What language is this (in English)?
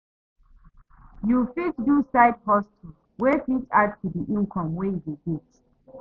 Nigerian Pidgin